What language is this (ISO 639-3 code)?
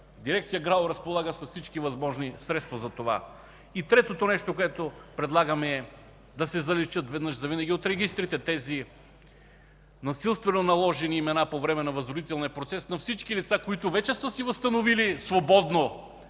bul